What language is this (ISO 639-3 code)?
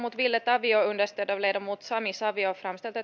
fin